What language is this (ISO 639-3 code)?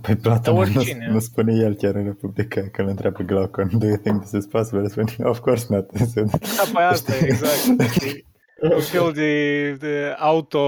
ron